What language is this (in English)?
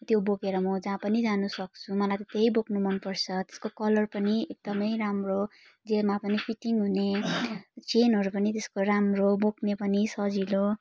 Nepali